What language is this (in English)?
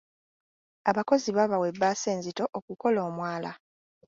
Ganda